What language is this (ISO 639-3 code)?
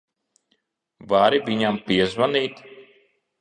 lav